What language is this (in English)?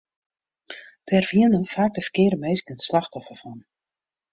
Western Frisian